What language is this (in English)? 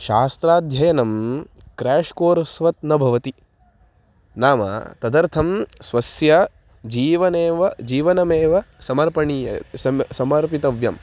Sanskrit